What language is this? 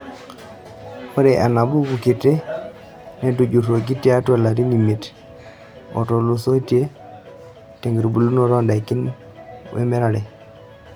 Masai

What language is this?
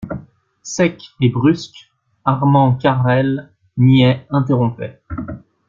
French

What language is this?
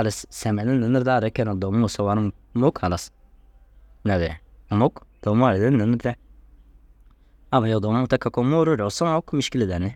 Dazaga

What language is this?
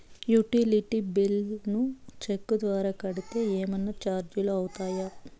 Telugu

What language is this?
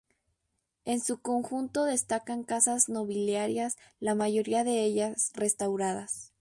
Spanish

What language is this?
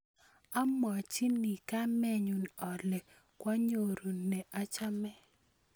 Kalenjin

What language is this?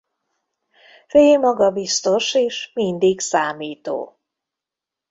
Hungarian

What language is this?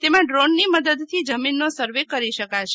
Gujarati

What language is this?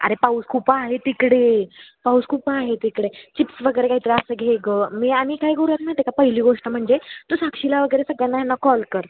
Marathi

